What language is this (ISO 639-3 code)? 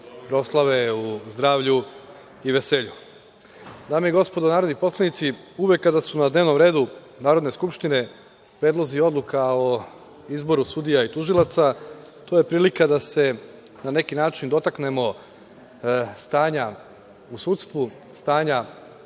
srp